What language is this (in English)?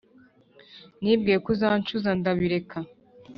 Kinyarwanda